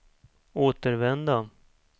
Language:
Swedish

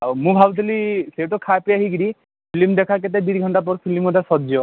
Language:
Odia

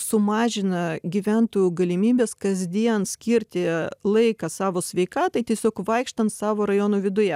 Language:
Lithuanian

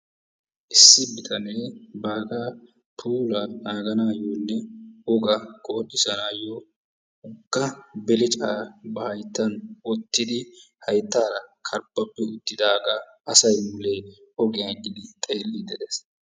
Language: Wolaytta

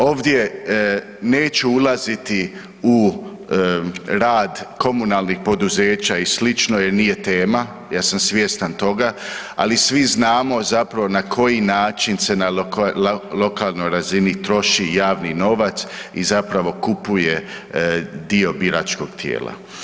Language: Croatian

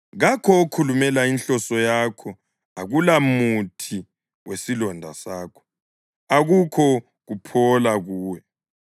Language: North Ndebele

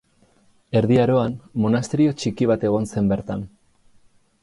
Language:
Basque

